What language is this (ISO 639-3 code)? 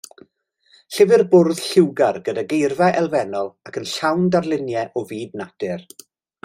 cym